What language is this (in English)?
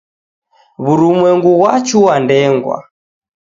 Taita